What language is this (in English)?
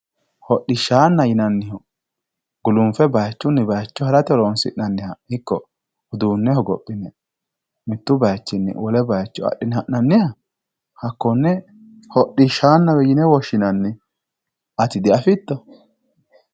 Sidamo